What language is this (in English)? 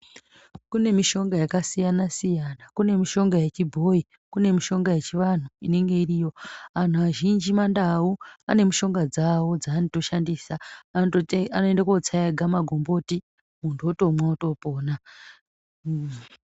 Ndau